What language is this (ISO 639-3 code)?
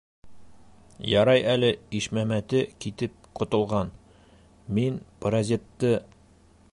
bak